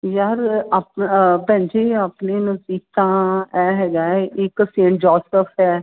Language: Punjabi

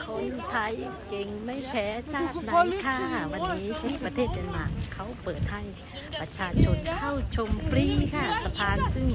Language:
Thai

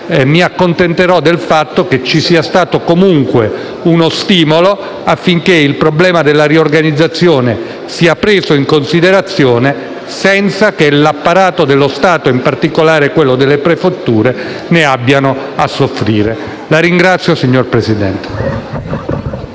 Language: Italian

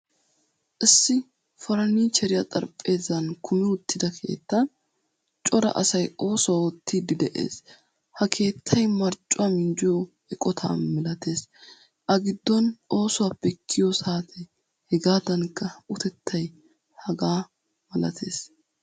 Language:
Wolaytta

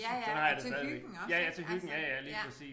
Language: Danish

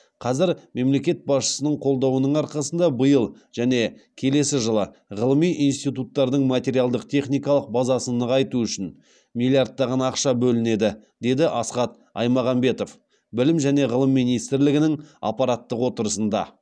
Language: Kazakh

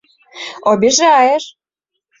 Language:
Mari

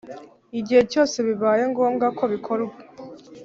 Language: Kinyarwanda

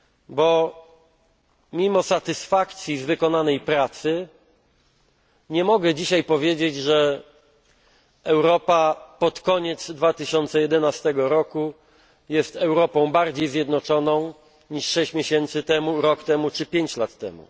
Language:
Polish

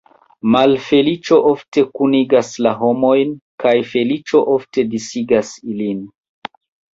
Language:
Esperanto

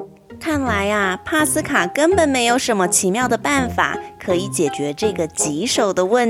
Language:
Chinese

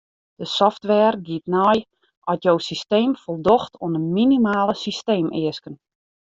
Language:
Western Frisian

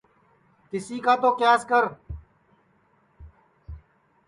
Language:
Sansi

